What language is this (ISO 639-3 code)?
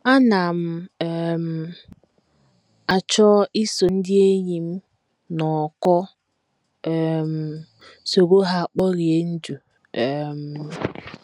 ibo